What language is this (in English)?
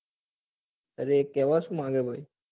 Gujarati